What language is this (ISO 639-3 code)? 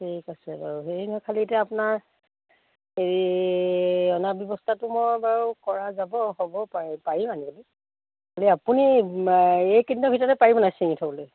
asm